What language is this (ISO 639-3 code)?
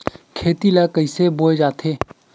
hne